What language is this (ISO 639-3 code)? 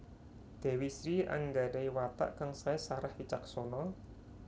jav